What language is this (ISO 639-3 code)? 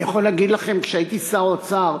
heb